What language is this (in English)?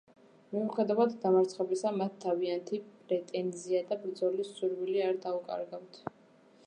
Georgian